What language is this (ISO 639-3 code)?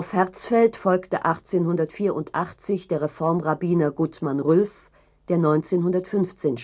deu